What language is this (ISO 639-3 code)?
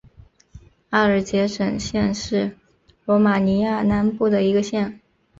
zho